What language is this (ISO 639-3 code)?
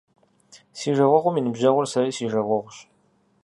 kbd